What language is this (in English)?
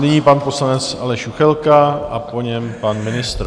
Czech